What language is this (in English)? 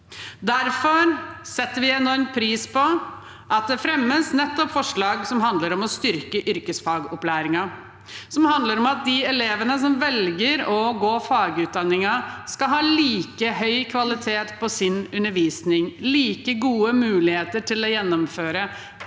Norwegian